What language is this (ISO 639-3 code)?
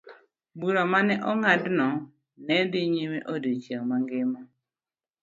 luo